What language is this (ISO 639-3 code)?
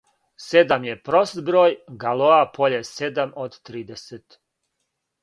srp